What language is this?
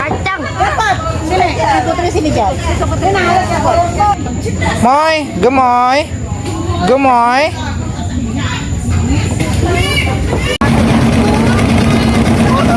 Indonesian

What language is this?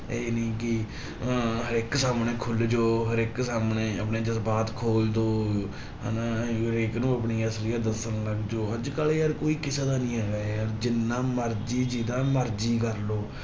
Punjabi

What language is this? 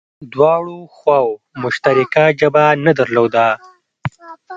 Pashto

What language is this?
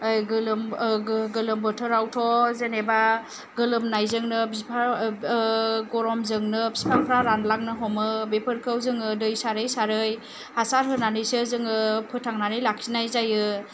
Bodo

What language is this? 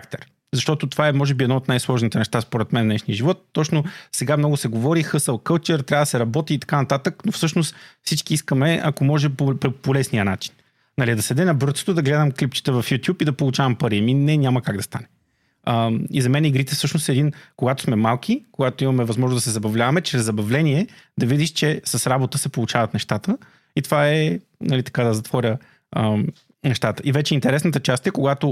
Bulgarian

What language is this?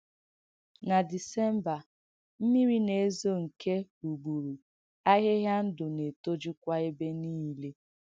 Igbo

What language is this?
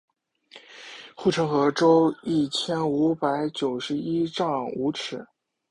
Chinese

